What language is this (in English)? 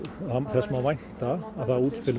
Icelandic